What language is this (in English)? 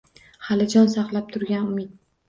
Uzbek